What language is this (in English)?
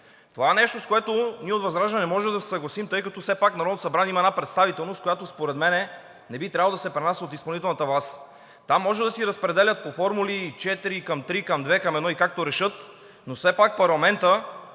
Bulgarian